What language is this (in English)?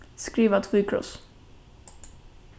Faroese